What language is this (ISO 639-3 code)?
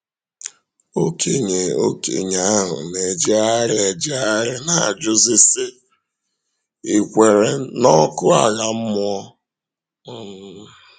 ibo